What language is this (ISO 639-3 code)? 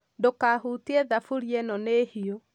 kik